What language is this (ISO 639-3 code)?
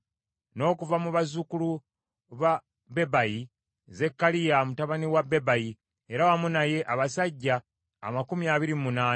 lug